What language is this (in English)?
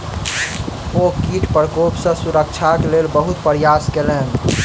Maithili